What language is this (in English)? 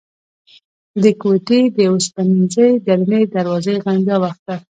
Pashto